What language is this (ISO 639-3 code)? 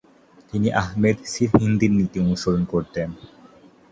ben